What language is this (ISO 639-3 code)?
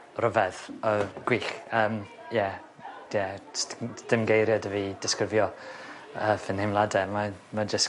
cym